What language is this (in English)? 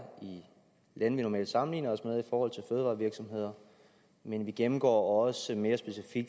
Danish